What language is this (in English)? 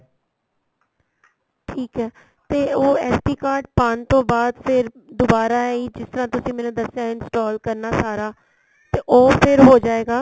Punjabi